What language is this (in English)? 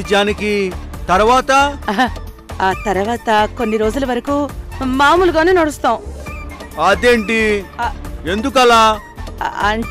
Telugu